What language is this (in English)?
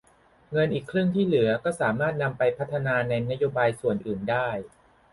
Thai